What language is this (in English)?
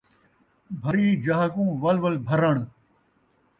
Saraiki